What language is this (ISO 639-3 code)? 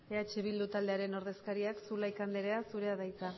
eus